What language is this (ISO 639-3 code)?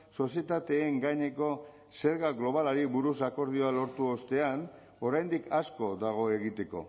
eus